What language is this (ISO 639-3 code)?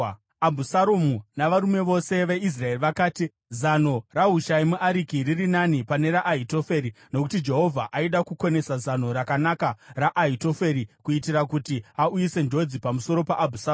sna